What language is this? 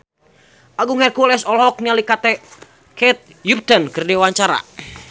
Sundanese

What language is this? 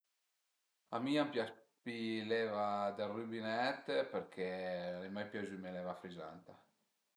Piedmontese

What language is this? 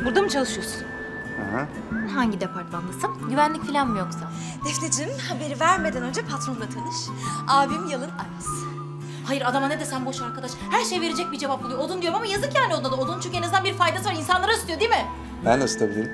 Turkish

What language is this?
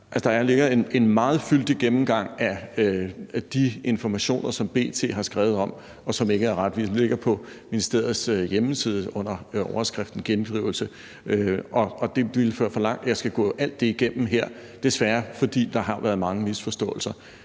Danish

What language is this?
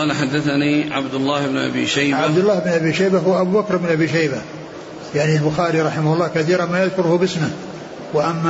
Arabic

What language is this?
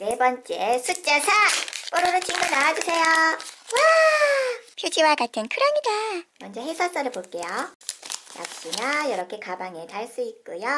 Korean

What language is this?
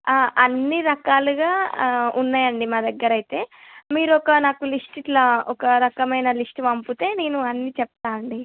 Telugu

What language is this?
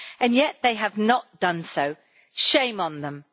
English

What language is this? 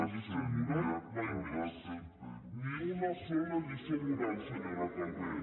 Catalan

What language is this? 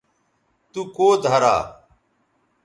Bateri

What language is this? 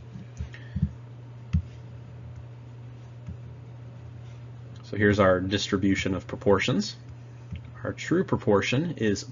English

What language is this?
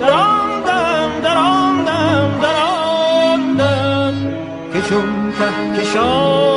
Persian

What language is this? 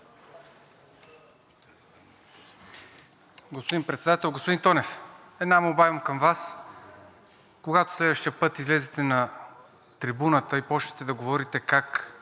Bulgarian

